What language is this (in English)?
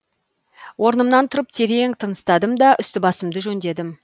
Kazakh